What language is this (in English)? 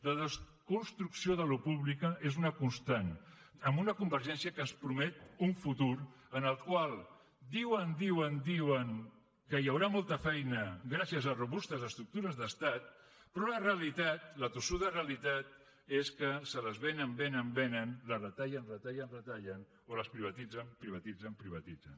Catalan